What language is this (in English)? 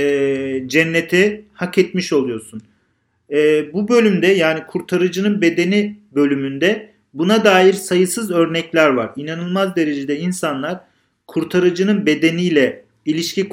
Turkish